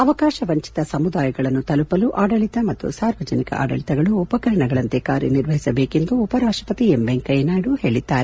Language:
Kannada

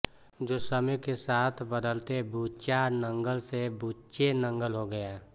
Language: Hindi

